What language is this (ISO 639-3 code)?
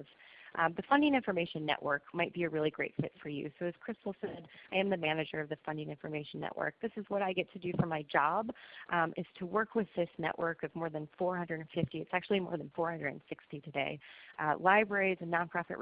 eng